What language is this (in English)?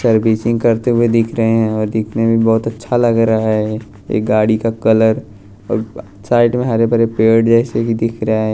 Hindi